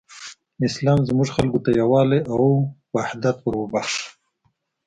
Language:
Pashto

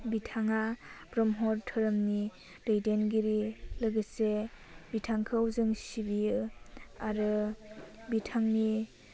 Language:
Bodo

